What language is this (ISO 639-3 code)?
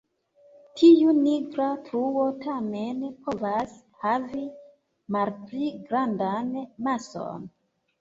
epo